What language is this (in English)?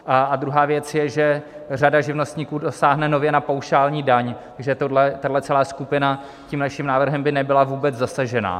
Czech